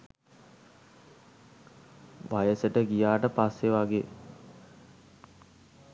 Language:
Sinhala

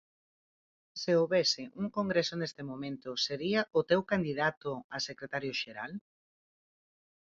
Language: Galician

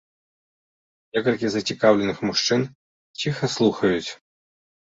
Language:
Belarusian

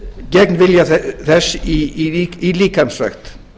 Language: Icelandic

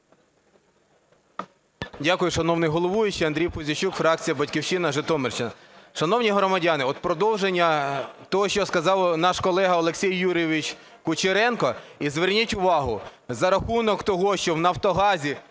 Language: Ukrainian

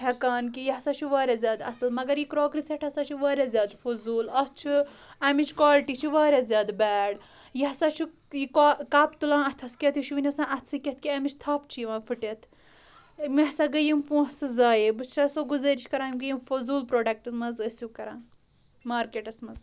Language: Kashmiri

